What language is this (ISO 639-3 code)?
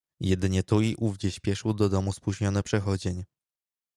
pol